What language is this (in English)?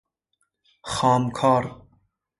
Persian